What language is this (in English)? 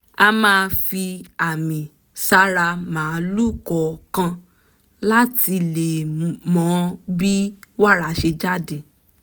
Yoruba